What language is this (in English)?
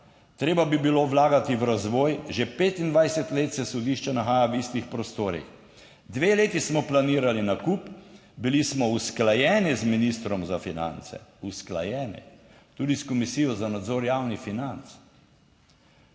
Slovenian